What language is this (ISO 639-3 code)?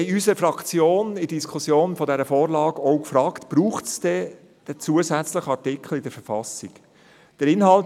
gsw